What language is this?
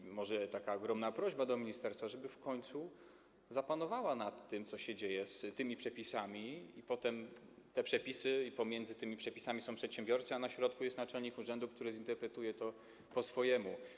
Polish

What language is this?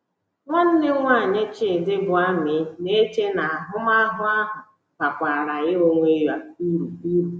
Igbo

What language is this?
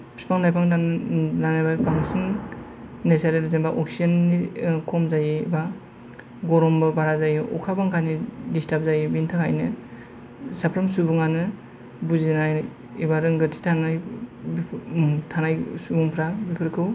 Bodo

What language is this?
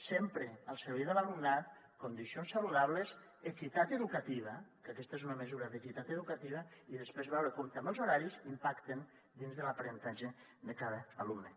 Catalan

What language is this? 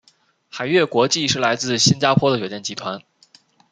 Chinese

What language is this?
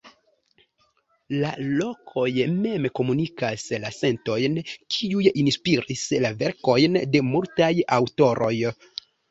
Esperanto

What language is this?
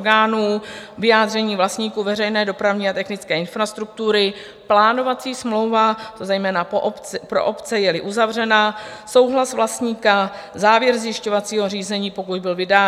Czech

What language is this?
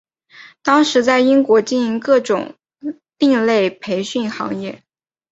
Chinese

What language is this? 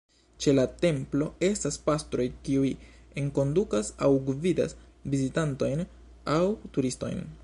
Esperanto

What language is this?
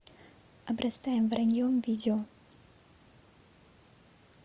Russian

